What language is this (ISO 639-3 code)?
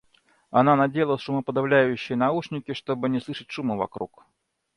rus